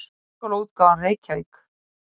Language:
Icelandic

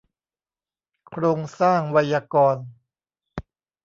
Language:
Thai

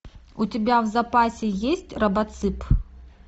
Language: Russian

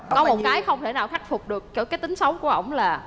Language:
Vietnamese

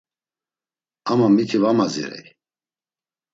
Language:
Laz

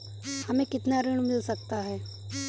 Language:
Hindi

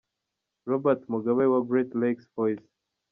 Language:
Kinyarwanda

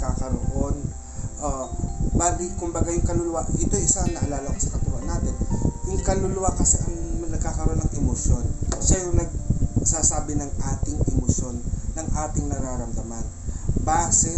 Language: Filipino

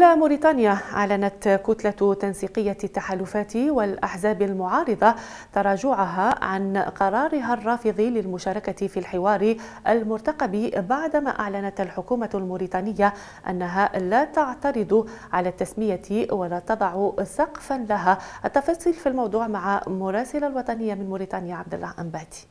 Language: Arabic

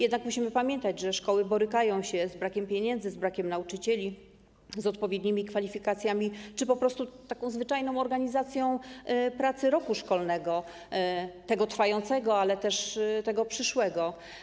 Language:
Polish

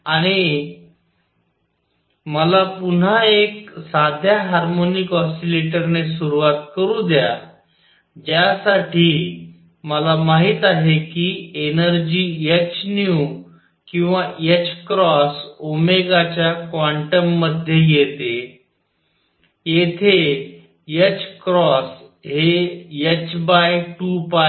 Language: Marathi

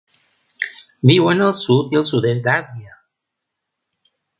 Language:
Catalan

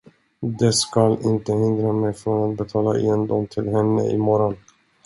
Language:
Swedish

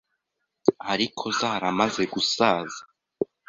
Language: Kinyarwanda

